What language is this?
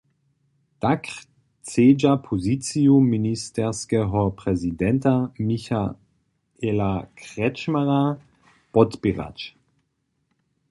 Upper Sorbian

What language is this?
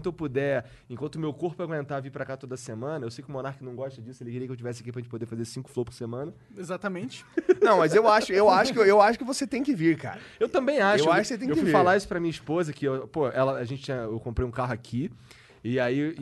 Portuguese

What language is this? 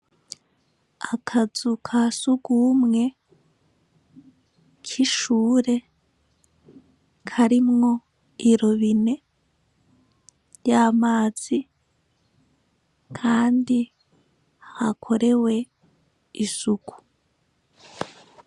Rundi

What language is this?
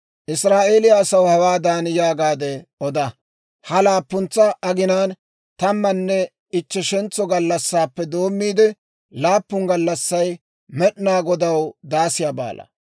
Dawro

